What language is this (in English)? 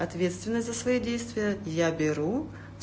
Russian